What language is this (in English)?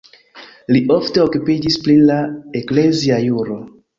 Esperanto